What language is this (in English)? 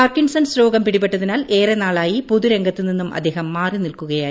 Malayalam